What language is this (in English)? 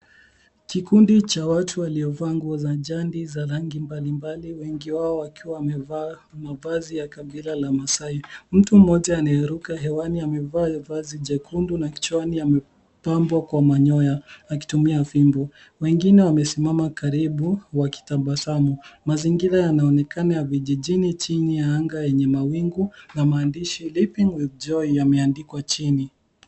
Swahili